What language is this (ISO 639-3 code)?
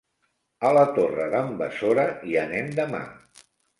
cat